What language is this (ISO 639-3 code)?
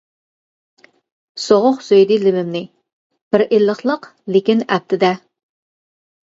uig